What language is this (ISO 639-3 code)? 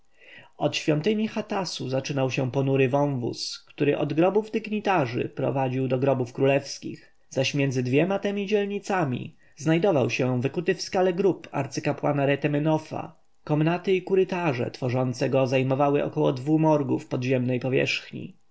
pol